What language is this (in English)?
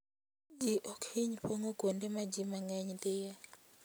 Luo (Kenya and Tanzania)